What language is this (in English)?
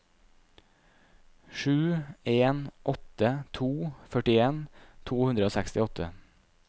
Norwegian